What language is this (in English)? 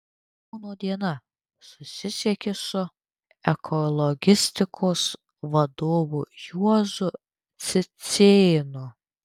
Lithuanian